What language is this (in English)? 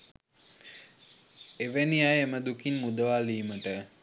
Sinhala